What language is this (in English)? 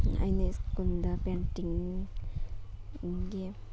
Manipuri